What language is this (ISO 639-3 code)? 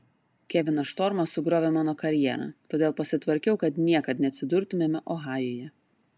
lit